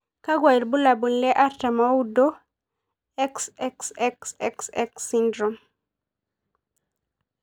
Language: Masai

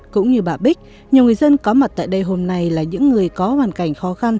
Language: Vietnamese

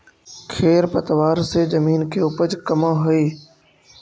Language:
Magahi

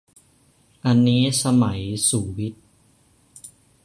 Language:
Thai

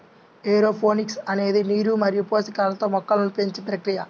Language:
Telugu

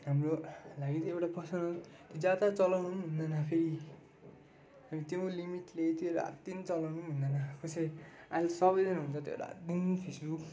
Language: Nepali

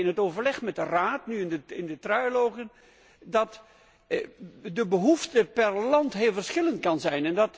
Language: Dutch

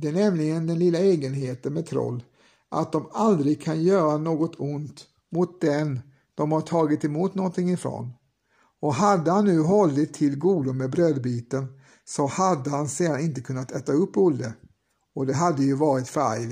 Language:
Swedish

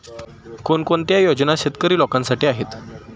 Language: Marathi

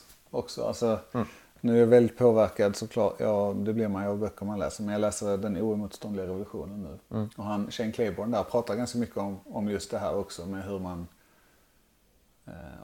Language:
Swedish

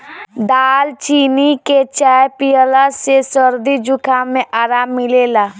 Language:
Bhojpuri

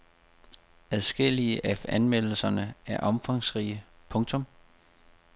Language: Danish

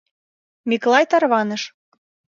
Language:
Mari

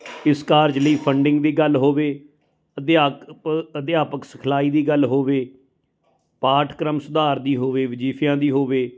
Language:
Punjabi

